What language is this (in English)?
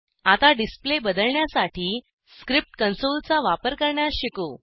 Marathi